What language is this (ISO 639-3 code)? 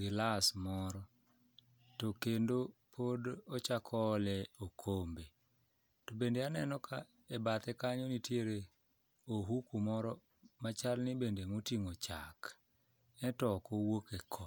luo